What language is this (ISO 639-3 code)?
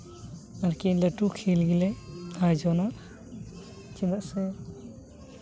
sat